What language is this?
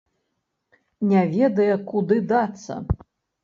Belarusian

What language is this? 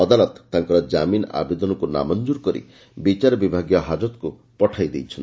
Odia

